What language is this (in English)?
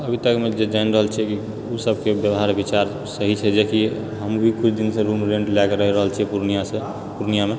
Maithili